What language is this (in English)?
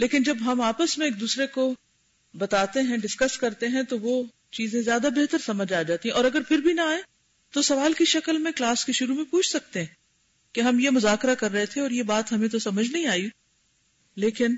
Urdu